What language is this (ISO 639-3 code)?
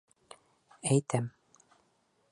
bak